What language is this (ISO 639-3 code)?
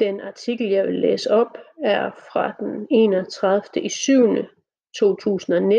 dan